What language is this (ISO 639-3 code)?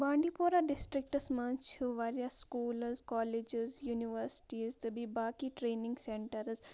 kas